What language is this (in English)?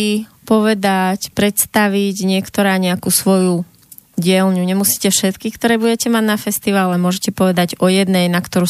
Slovak